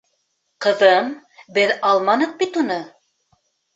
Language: Bashkir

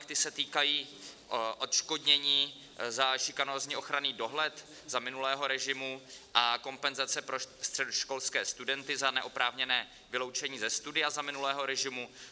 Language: Czech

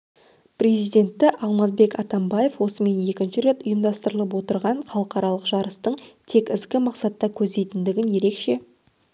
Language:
Kazakh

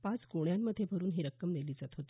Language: Marathi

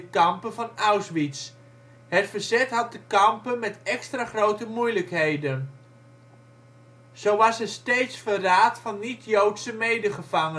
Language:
Dutch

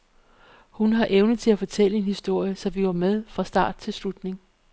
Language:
Danish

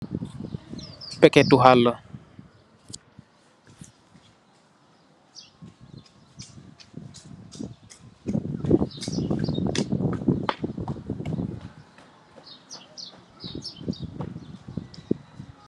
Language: Wolof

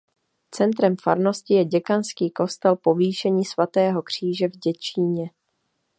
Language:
Czech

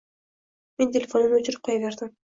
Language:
Uzbek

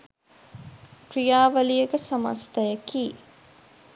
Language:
Sinhala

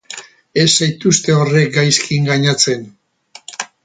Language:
Basque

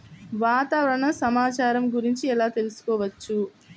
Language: Telugu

